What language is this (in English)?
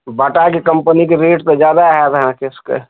Maithili